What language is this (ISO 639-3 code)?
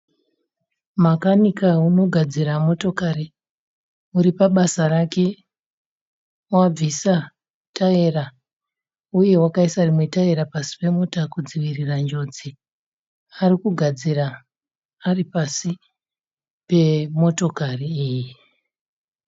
sna